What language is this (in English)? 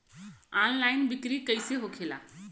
Bhojpuri